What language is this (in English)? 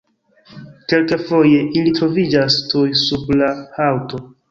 Esperanto